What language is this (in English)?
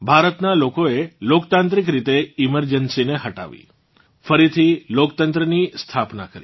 Gujarati